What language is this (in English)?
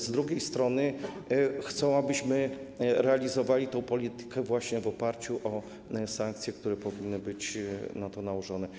Polish